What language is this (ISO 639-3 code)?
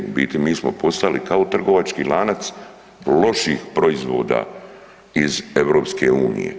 hrv